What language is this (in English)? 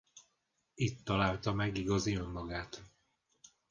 Hungarian